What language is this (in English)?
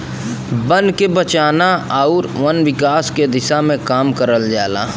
Bhojpuri